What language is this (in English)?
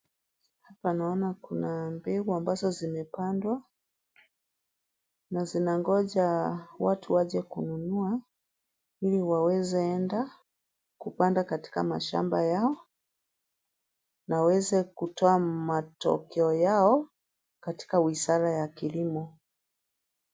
Swahili